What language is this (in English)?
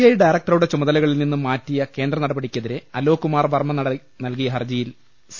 Malayalam